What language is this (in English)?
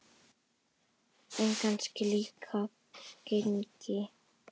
Icelandic